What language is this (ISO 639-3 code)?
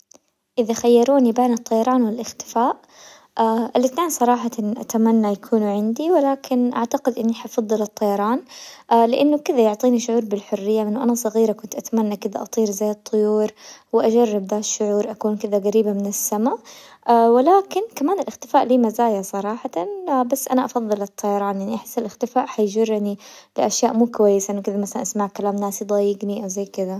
acw